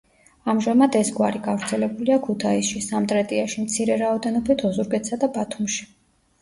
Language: Georgian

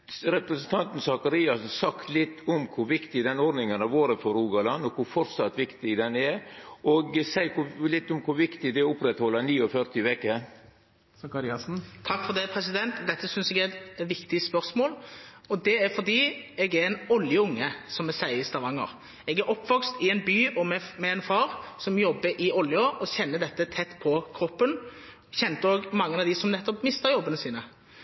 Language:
Norwegian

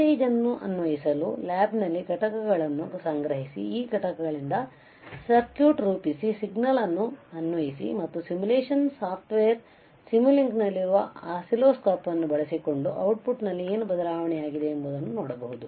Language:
Kannada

